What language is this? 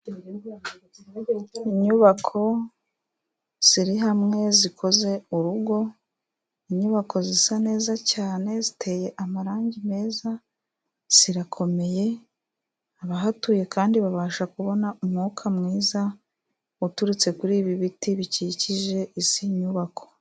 Kinyarwanda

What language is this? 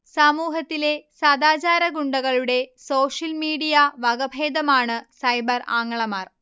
Malayalam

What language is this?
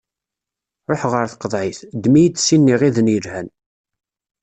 Kabyle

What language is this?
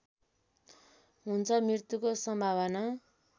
Nepali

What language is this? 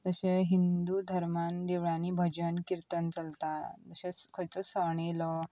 Konkani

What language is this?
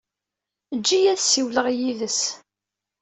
Kabyle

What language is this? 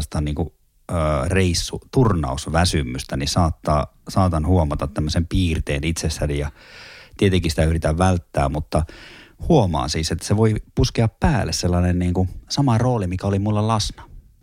Finnish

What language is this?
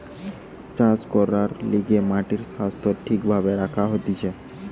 Bangla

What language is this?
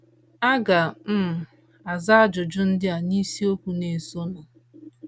Igbo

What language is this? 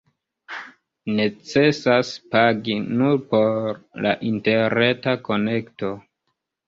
Esperanto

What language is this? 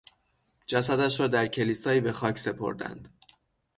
Persian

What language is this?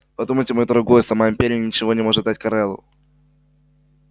Russian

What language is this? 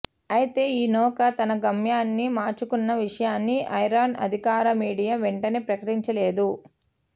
Telugu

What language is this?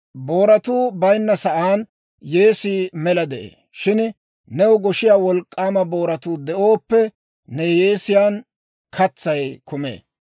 Dawro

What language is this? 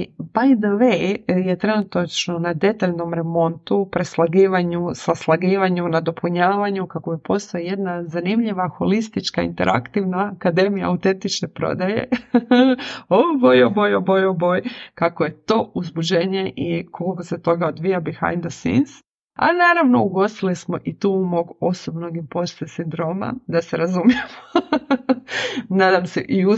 Croatian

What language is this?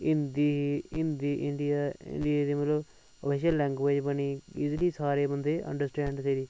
Dogri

